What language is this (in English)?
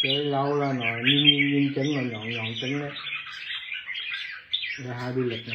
Vietnamese